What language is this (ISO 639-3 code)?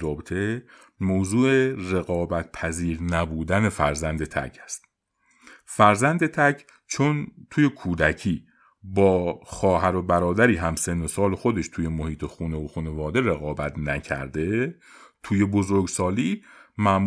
fas